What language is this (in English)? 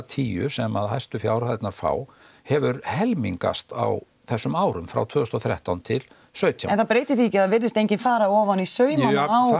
Icelandic